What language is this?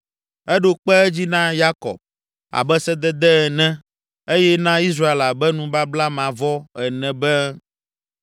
Ewe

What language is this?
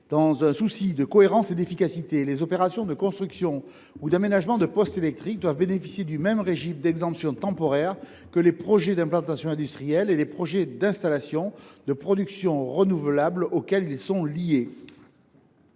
French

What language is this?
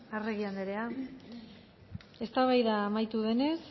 Basque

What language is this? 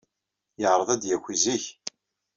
Kabyle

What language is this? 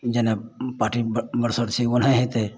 Maithili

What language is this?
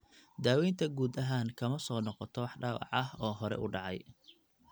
Somali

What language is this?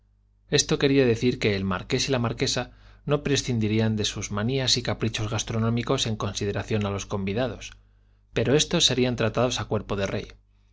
Spanish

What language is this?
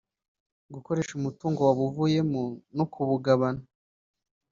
Kinyarwanda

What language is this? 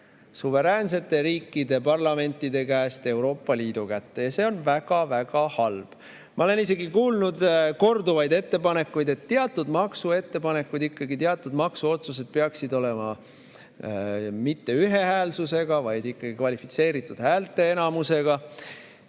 Estonian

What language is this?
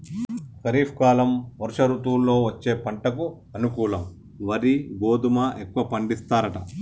Telugu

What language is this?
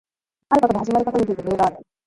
Japanese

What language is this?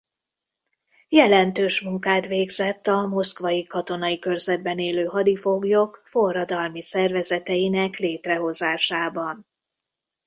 Hungarian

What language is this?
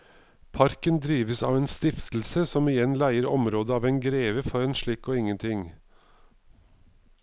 Norwegian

